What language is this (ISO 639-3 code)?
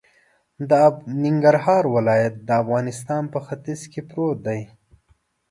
pus